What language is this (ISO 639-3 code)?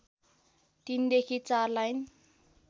nep